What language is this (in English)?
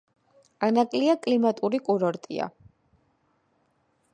Georgian